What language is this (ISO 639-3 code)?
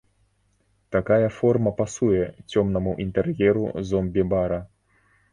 bel